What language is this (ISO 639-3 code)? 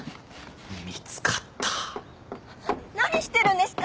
jpn